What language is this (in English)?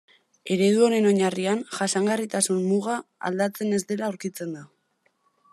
Basque